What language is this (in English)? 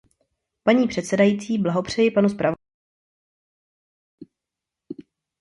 Czech